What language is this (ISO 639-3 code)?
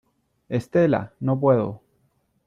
spa